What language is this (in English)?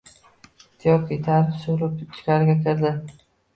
Uzbek